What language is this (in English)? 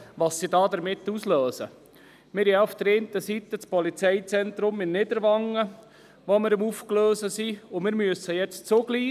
Swiss German